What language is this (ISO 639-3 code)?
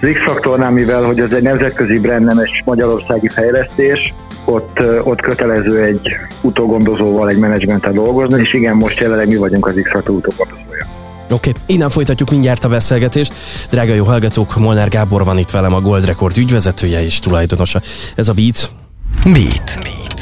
hun